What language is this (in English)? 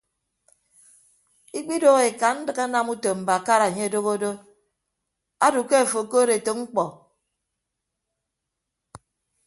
Ibibio